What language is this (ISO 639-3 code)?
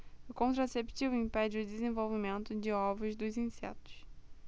por